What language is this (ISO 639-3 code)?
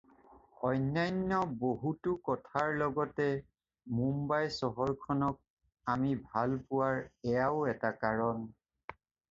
asm